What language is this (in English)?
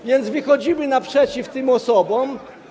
Polish